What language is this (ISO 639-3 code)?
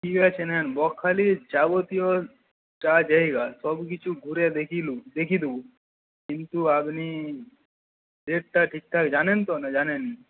ben